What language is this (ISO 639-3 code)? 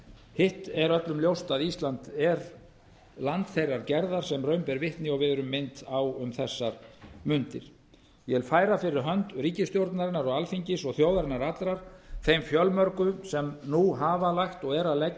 isl